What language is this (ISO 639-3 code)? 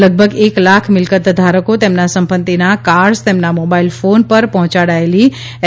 guj